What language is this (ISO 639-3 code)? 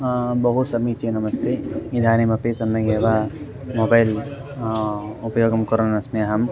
san